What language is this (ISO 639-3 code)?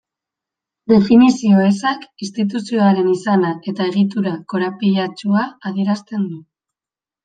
eus